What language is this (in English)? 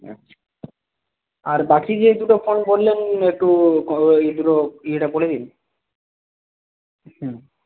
Bangla